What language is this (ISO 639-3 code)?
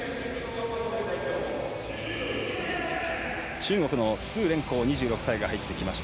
jpn